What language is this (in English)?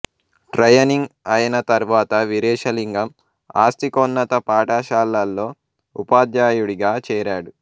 Telugu